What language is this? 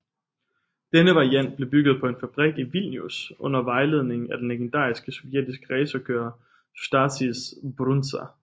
Danish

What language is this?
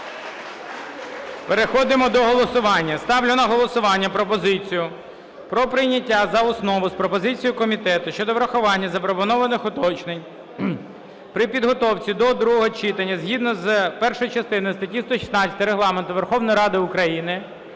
Ukrainian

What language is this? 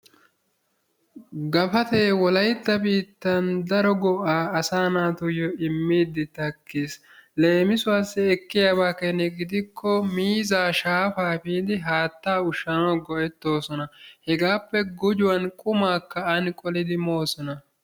Wolaytta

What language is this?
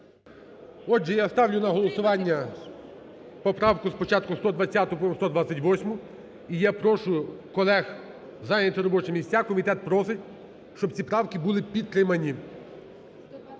Ukrainian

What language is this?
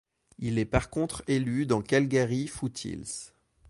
French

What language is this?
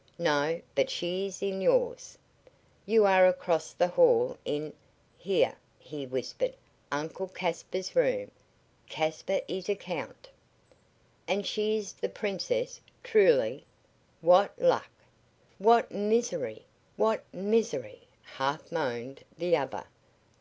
English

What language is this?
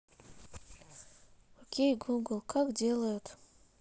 Russian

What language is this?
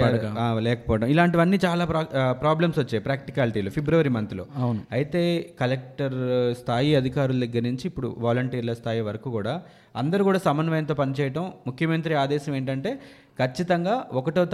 Telugu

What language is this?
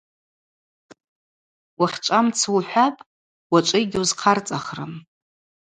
Abaza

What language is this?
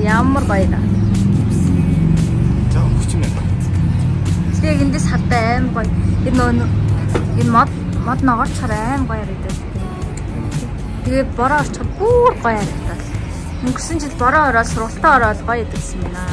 Korean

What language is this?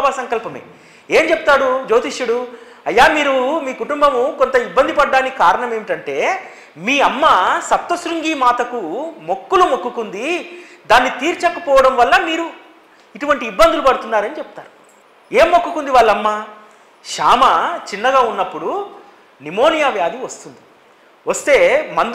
Telugu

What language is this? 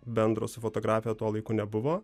Lithuanian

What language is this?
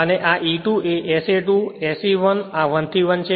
Gujarati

